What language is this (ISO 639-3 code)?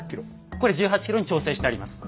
jpn